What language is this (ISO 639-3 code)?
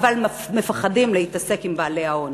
heb